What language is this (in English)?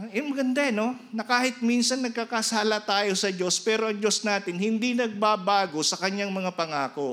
Filipino